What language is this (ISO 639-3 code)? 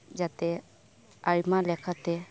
sat